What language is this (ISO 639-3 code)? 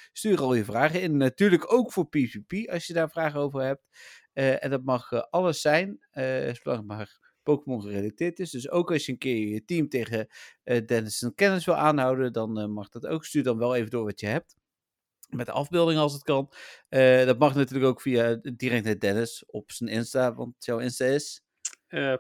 nld